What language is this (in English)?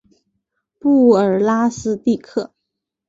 Chinese